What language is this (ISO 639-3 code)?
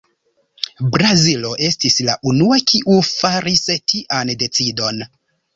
epo